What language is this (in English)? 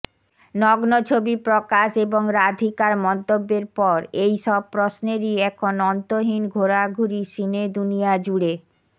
Bangla